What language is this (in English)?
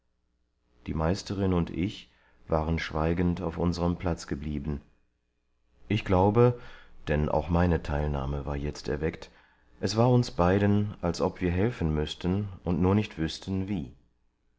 German